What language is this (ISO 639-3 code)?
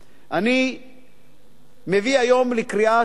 heb